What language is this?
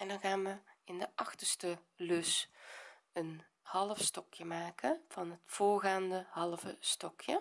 Dutch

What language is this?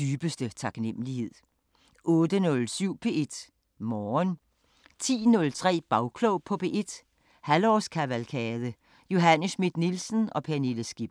Danish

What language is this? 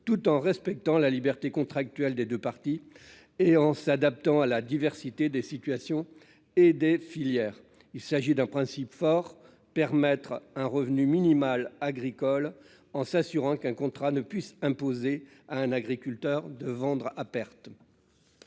French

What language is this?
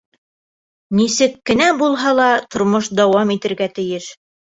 Bashkir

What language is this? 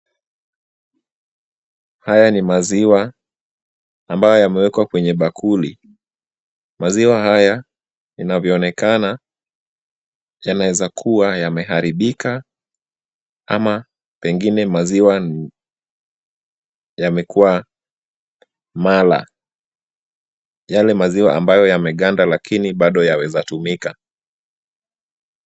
Swahili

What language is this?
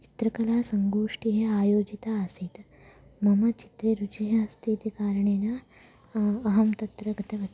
Sanskrit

